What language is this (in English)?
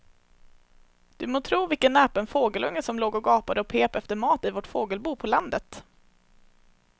Swedish